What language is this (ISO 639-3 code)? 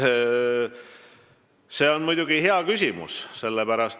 est